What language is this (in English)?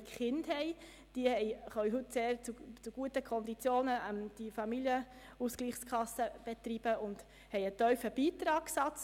Swiss German